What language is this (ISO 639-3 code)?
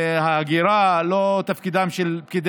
heb